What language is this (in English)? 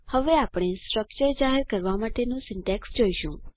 Gujarati